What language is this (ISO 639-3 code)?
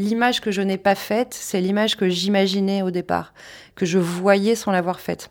fra